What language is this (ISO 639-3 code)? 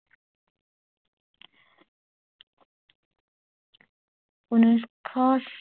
asm